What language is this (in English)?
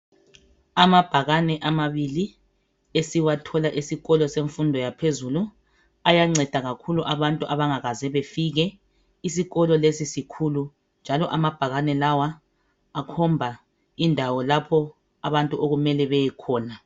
North Ndebele